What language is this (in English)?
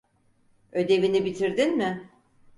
Turkish